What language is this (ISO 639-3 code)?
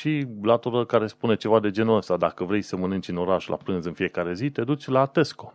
ron